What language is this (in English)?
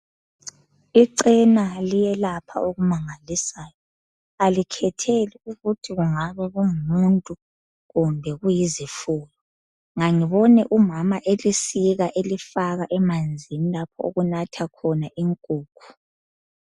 North Ndebele